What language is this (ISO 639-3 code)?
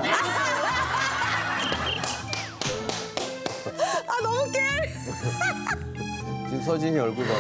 kor